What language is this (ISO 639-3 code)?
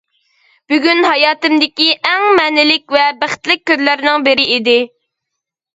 uig